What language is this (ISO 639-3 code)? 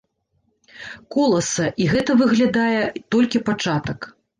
bel